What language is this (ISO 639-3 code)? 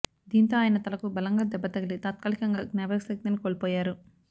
tel